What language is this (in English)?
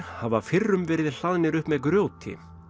Icelandic